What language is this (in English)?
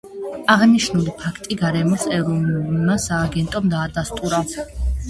Georgian